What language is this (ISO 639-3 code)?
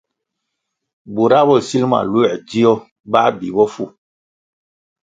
nmg